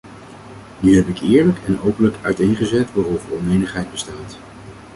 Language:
Dutch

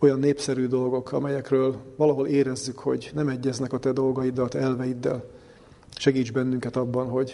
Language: Hungarian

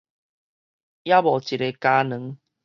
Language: Min Nan Chinese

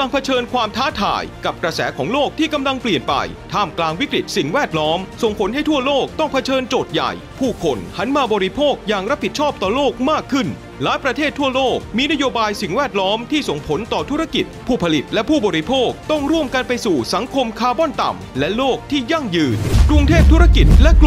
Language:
Thai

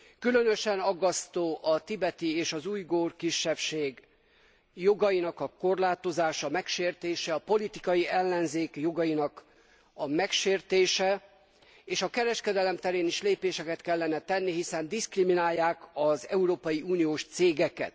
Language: Hungarian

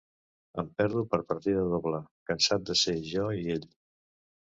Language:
Catalan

